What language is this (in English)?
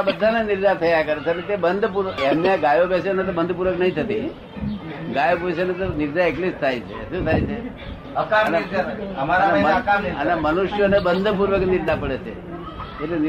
Gujarati